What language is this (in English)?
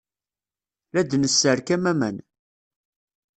Kabyle